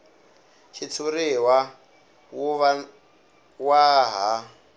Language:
Tsonga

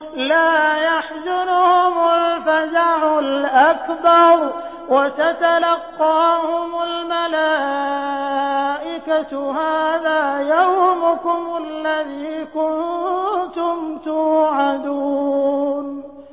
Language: Arabic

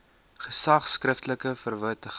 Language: Afrikaans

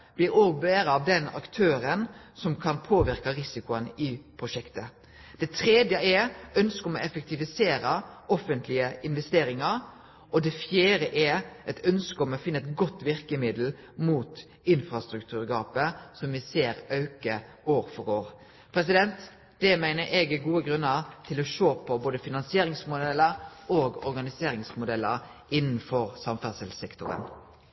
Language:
Norwegian Nynorsk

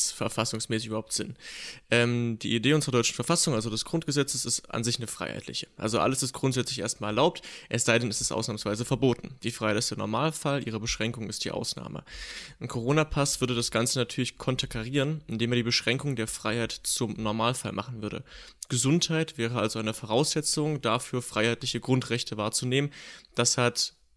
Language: German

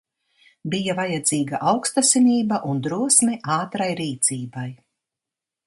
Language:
Latvian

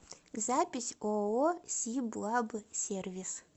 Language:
Russian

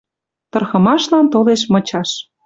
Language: Western Mari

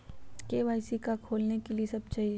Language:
Magahi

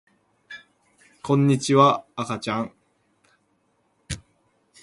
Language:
Japanese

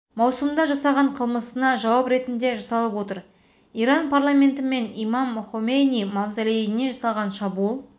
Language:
Kazakh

